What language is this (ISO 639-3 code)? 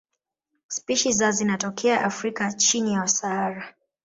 swa